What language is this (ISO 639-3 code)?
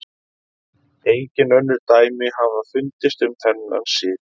isl